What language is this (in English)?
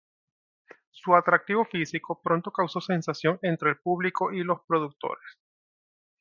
Spanish